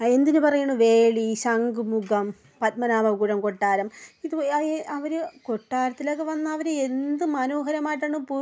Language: Malayalam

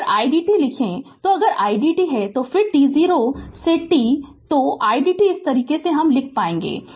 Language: Hindi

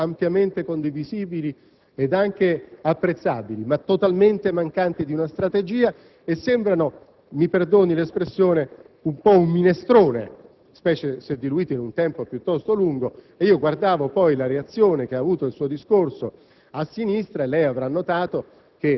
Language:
Italian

